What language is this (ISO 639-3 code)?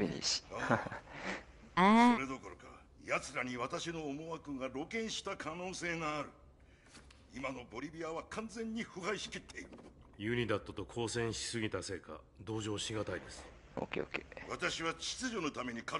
jpn